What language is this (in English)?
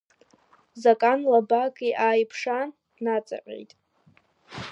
Abkhazian